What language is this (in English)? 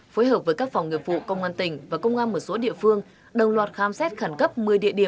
Vietnamese